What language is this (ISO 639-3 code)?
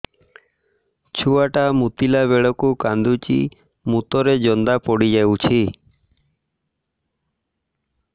ori